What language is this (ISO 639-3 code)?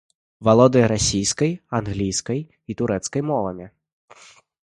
bel